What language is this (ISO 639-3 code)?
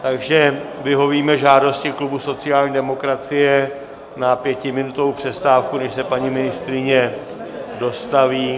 ces